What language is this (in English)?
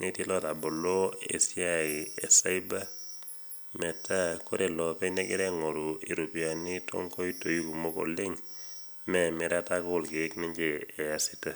Masai